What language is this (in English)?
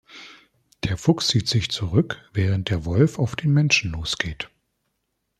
German